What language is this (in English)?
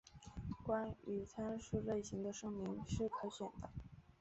Chinese